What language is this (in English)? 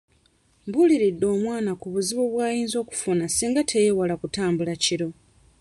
Ganda